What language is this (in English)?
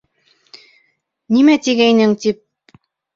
Bashkir